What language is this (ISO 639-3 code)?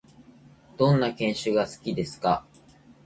jpn